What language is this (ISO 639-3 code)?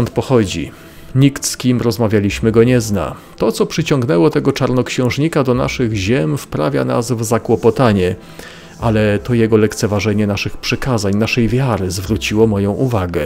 pol